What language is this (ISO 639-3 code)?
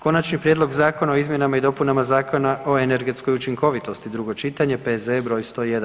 hrv